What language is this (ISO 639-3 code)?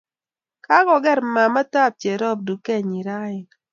kln